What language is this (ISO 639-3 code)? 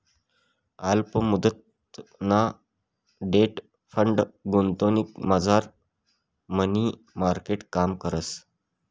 mar